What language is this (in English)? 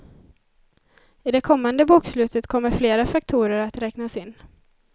Swedish